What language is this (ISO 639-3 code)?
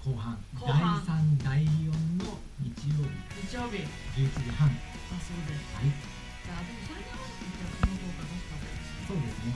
jpn